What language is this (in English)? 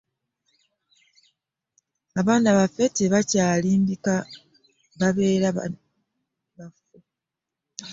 Ganda